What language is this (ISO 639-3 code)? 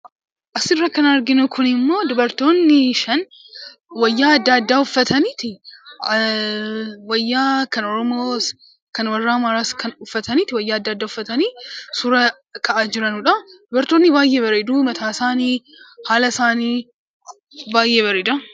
orm